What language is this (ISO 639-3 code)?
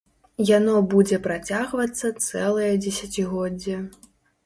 bel